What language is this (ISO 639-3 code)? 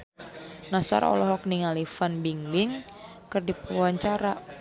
sun